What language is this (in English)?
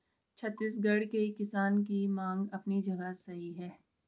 Hindi